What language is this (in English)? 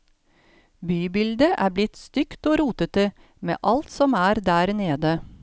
Norwegian